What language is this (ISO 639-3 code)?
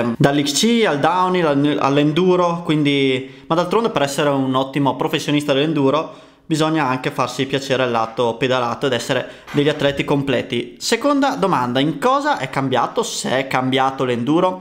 ita